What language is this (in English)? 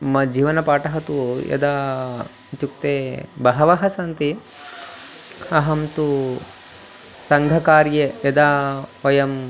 Sanskrit